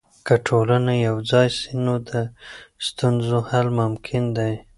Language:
Pashto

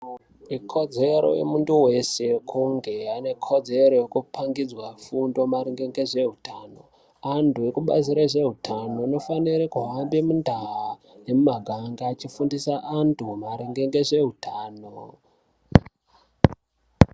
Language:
Ndau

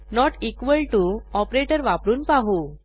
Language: Marathi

